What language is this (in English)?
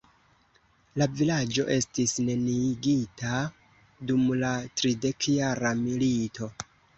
Esperanto